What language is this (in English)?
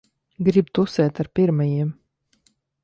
Latvian